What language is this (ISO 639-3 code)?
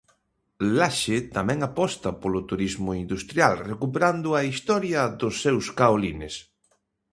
glg